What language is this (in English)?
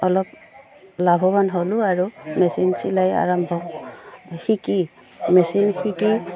Assamese